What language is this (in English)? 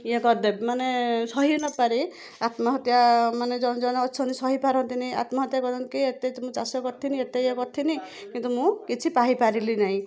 Odia